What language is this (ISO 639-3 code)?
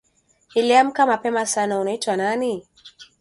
swa